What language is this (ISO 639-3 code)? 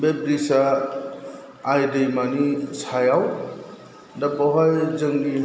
brx